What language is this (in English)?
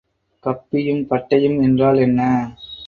Tamil